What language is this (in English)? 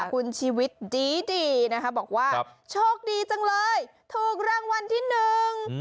Thai